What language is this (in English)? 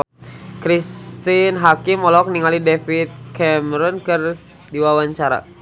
Sundanese